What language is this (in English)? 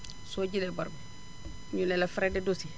Wolof